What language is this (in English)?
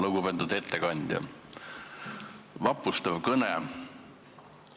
Estonian